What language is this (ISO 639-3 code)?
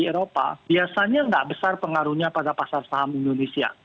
ind